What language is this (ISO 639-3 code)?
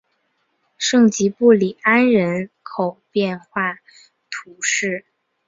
zho